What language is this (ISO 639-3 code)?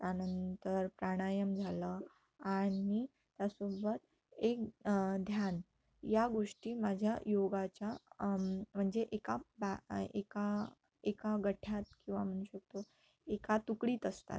mar